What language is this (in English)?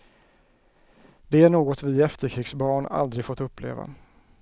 Swedish